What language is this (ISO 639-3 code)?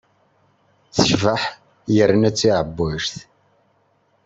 kab